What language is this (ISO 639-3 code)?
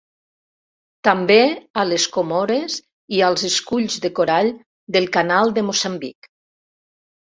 cat